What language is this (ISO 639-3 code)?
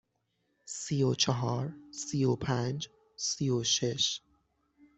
fas